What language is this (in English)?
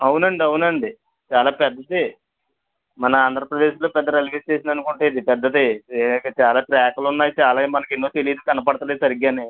Telugu